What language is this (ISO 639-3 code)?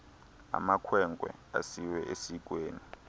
xho